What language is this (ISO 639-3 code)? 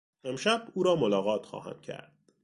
fas